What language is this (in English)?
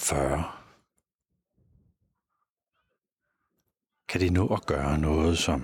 Danish